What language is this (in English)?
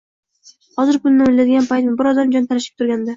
Uzbek